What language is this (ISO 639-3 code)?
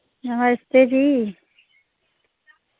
doi